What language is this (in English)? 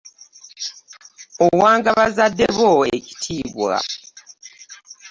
Ganda